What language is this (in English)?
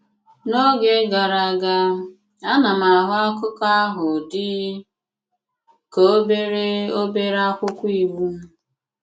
Igbo